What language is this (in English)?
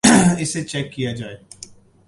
Urdu